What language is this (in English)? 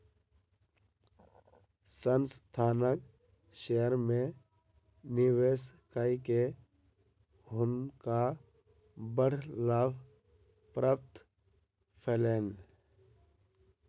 Maithili